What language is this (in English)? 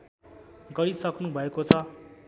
Nepali